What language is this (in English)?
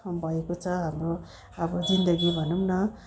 Nepali